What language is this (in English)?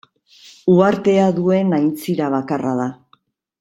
Basque